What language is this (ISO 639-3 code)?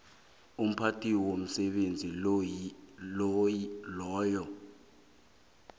nbl